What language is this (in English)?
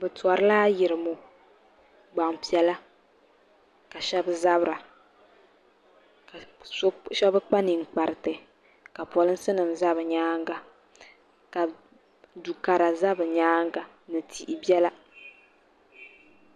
Dagbani